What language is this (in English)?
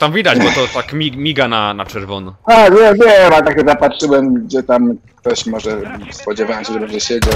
Polish